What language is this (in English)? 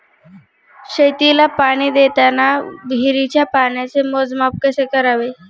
Marathi